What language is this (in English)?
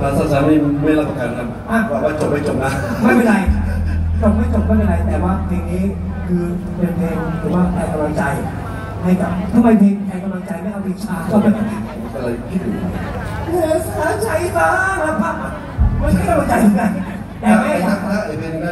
Thai